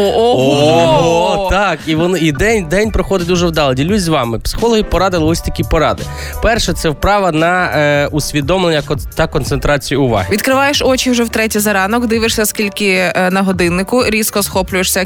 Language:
Ukrainian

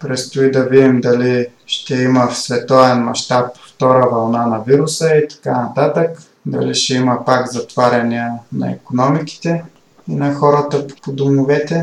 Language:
Bulgarian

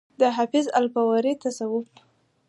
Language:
Pashto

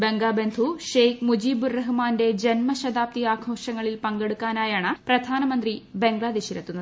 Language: Malayalam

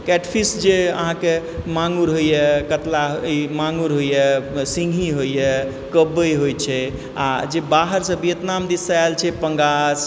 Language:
Maithili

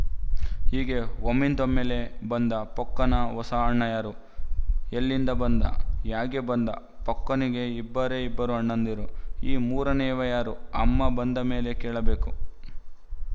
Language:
Kannada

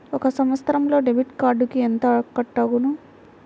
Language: Telugu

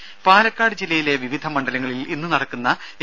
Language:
Malayalam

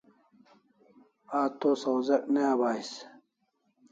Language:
Kalasha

